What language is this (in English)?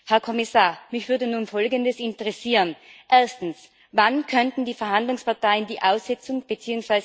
German